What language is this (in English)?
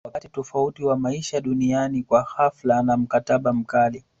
Swahili